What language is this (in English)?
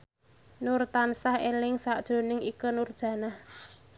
Javanese